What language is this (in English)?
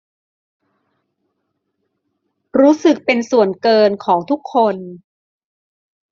Thai